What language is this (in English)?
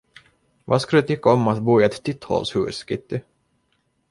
Swedish